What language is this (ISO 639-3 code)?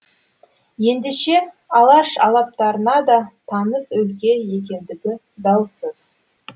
kaz